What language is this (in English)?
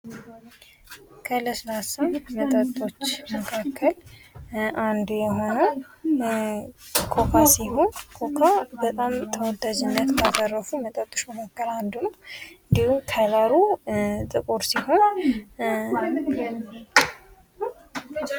Amharic